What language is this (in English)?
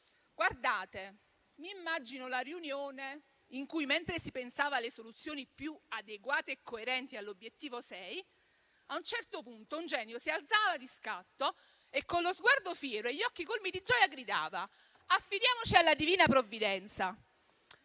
Italian